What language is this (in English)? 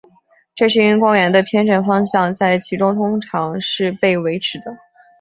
Chinese